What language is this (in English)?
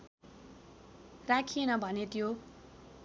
Nepali